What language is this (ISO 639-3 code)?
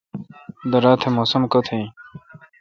xka